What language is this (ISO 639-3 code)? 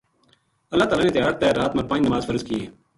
gju